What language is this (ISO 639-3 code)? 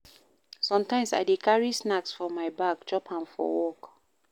pcm